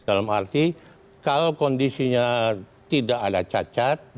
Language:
Indonesian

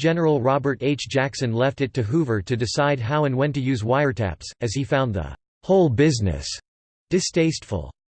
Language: English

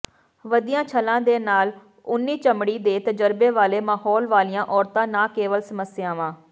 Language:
Punjabi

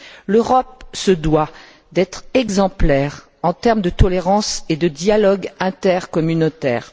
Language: French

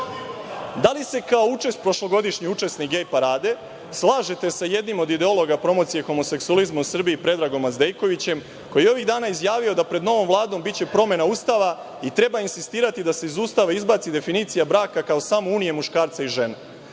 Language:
Serbian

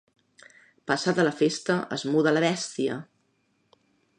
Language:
Catalan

